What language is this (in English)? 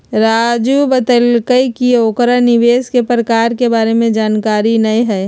Magahi